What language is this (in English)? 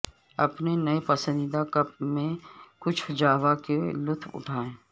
Urdu